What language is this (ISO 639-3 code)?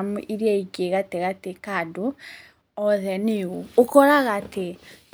kik